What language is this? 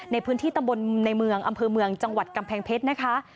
Thai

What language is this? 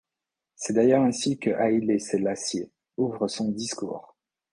French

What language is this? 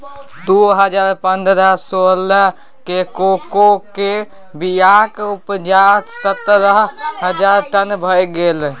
Maithili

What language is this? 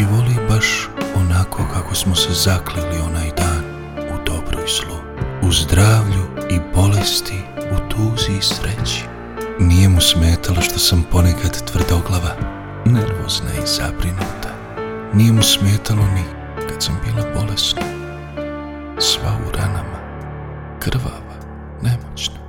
Croatian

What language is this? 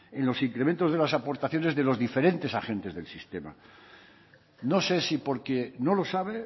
Spanish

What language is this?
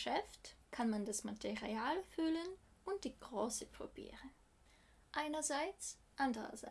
German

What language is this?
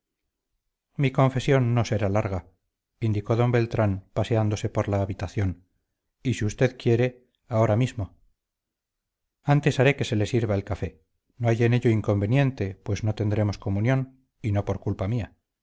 Spanish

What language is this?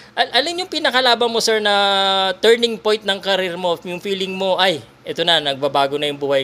Filipino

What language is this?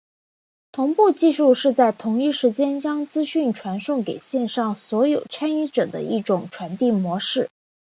Chinese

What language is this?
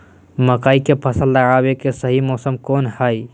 Magahi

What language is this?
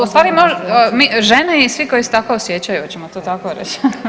Croatian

